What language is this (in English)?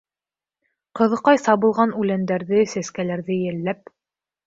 Bashkir